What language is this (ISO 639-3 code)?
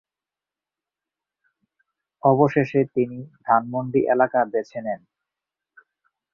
ben